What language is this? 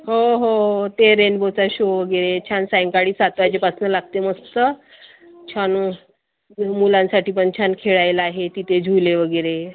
Marathi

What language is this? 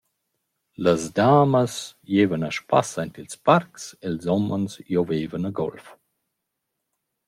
Romansh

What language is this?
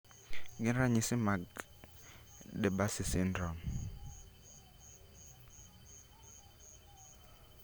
Luo (Kenya and Tanzania)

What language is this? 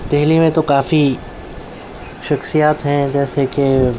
Urdu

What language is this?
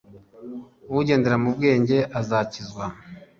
Kinyarwanda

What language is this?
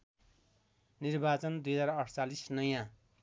Nepali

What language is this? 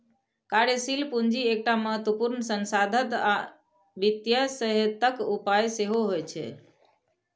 Maithili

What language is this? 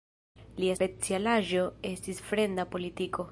Esperanto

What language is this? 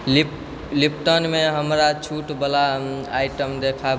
Maithili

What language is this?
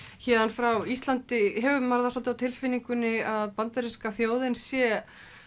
Icelandic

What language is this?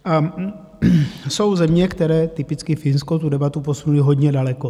Czech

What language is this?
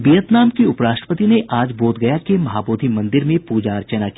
Hindi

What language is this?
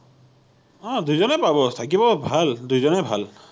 Assamese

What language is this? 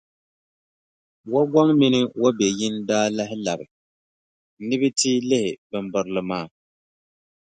Dagbani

